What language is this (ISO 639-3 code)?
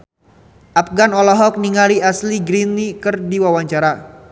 sun